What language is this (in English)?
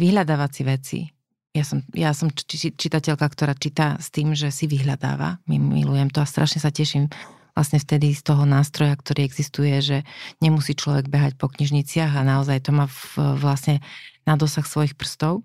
Slovak